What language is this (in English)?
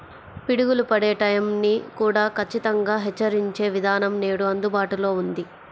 Telugu